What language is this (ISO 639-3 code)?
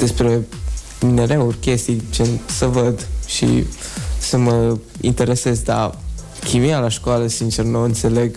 ron